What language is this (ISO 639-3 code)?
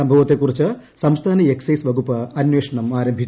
mal